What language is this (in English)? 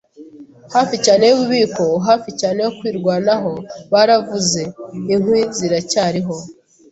Kinyarwanda